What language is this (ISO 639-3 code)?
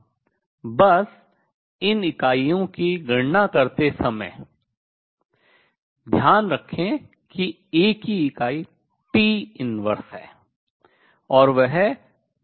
hin